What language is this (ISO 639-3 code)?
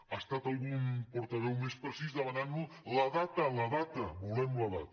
cat